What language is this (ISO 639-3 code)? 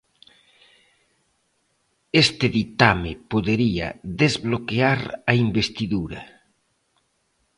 glg